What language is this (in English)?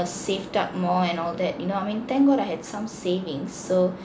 English